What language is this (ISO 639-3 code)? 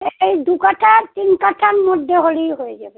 ben